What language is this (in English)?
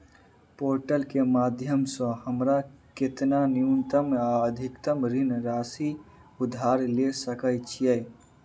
Maithili